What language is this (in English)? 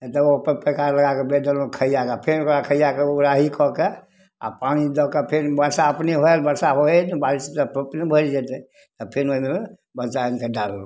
Maithili